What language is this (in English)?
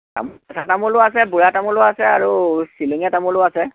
Assamese